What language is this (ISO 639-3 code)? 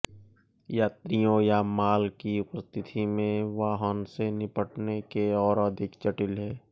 hin